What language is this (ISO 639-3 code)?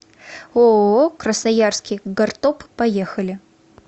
rus